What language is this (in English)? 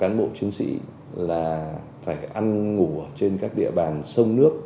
Vietnamese